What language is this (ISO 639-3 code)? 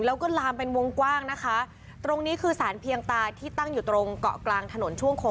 tha